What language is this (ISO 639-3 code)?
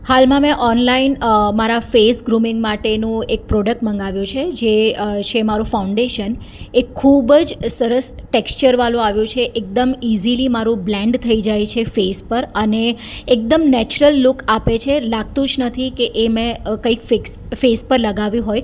guj